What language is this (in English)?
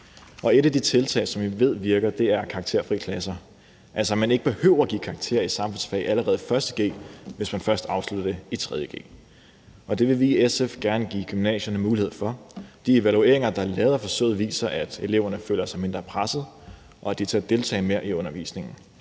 Danish